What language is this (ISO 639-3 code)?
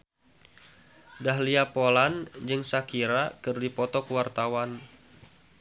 sun